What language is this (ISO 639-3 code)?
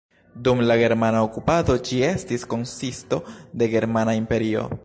epo